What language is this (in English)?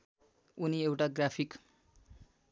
Nepali